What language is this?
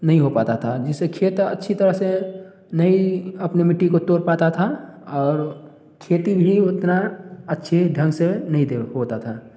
Hindi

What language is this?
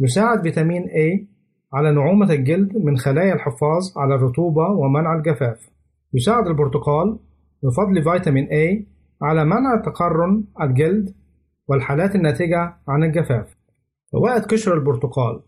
Arabic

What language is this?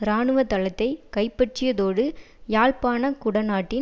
Tamil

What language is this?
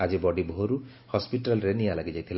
Odia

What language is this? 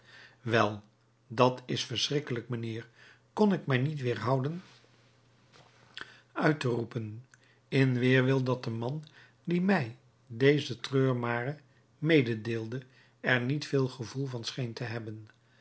Dutch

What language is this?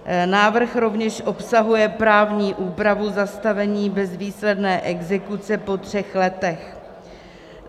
Czech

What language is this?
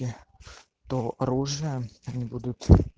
Russian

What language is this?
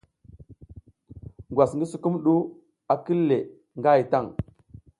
South Giziga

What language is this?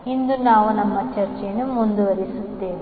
Kannada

